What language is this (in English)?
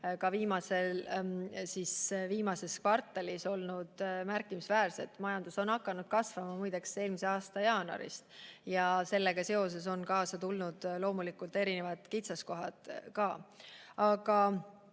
Estonian